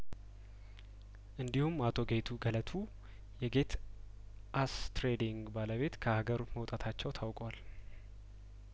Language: Amharic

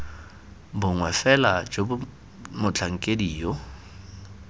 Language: Tswana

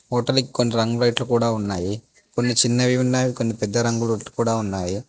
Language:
Telugu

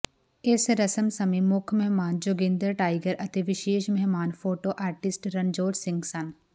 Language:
Punjabi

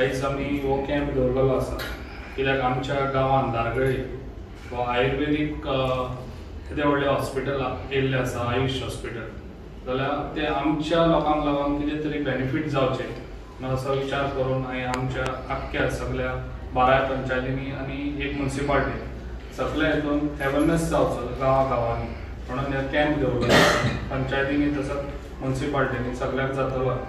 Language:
Marathi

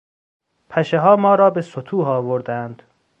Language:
Persian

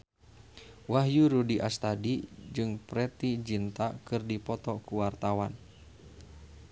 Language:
Sundanese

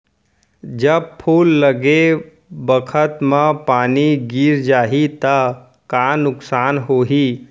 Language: Chhattisgarhi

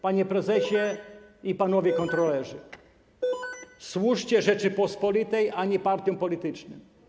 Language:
Polish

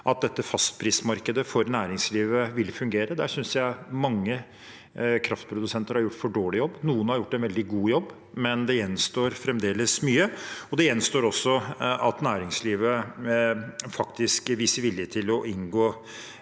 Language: Norwegian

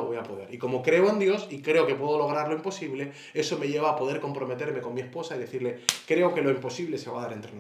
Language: Spanish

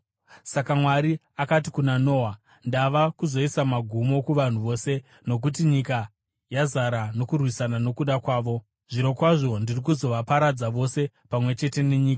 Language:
Shona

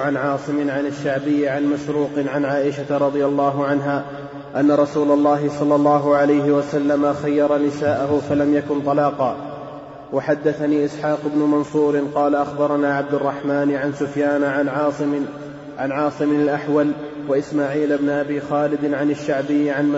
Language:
Arabic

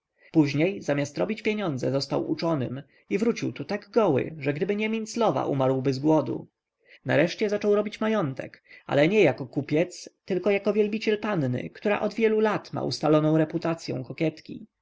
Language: Polish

